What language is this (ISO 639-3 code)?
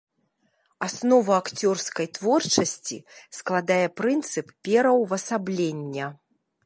bel